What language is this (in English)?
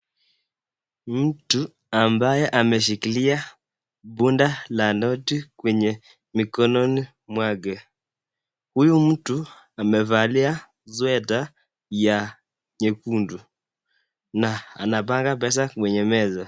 Swahili